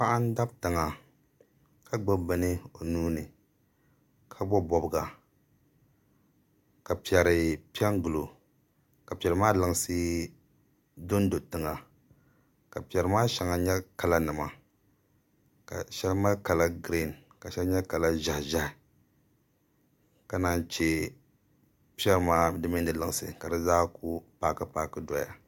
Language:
Dagbani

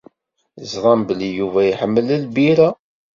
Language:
Kabyle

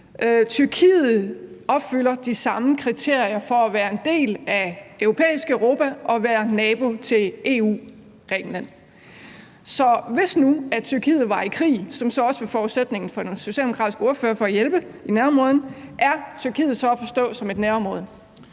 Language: Danish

